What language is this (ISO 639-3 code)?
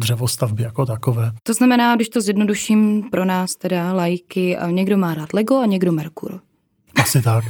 ces